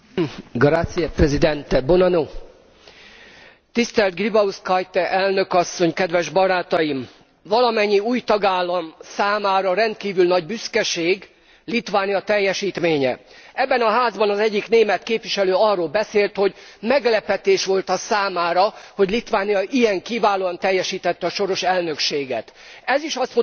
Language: Hungarian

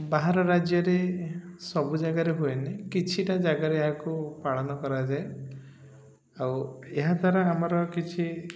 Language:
Odia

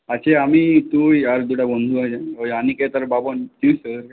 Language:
Bangla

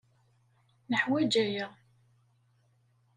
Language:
Kabyle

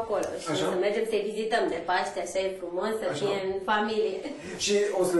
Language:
Romanian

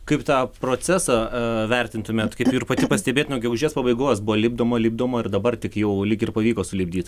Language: Lithuanian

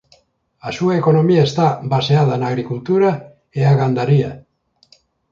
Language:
Galician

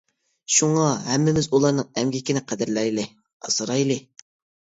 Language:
Uyghur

